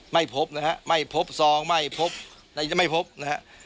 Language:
Thai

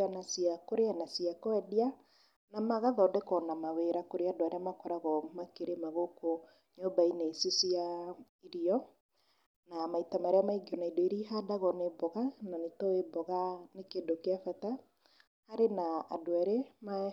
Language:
Kikuyu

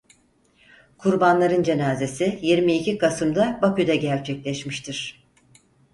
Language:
Turkish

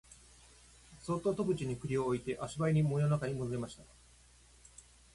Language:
Japanese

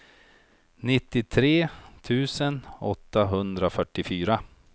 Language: Swedish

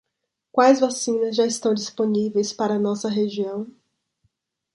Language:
Portuguese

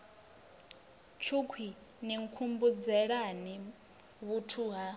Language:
Venda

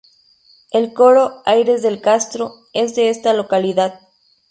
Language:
Spanish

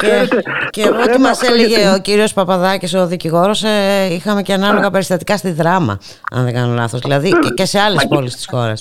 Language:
Greek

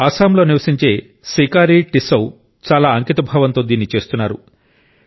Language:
Telugu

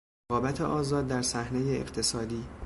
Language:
Persian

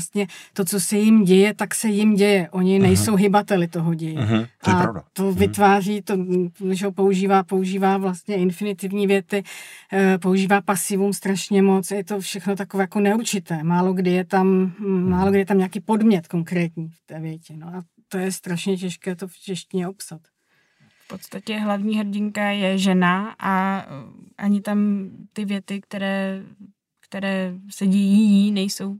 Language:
Czech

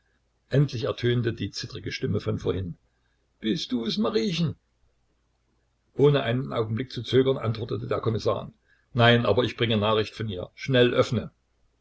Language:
German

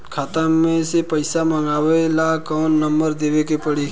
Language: Bhojpuri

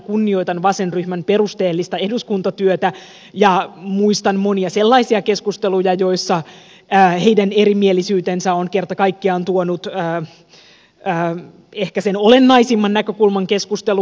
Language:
Finnish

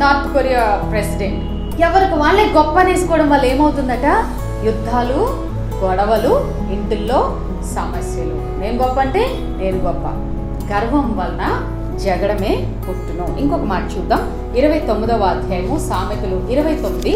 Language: Telugu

